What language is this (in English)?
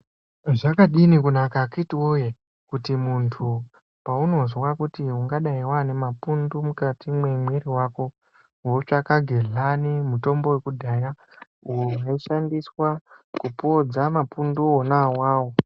Ndau